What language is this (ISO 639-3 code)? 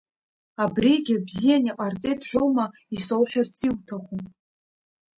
abk